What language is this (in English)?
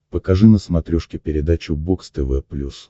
Russian